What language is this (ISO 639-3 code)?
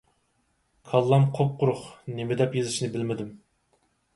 uig